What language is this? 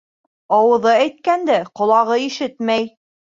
Bashkir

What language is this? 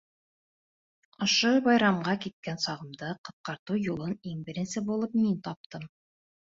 Bashkir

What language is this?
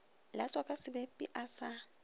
Northern Sotho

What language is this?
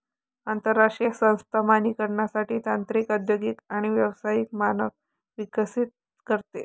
Marathi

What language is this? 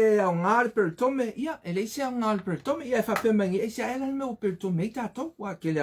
Portuguese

